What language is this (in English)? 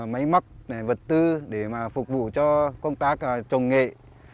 Vietnamese